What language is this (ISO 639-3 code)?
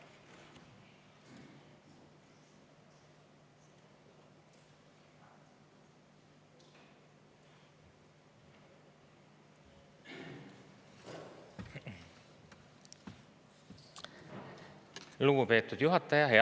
est